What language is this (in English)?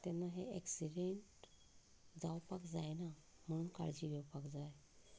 Konkani